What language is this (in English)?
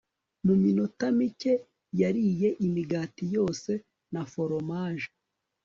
Kinyarwanda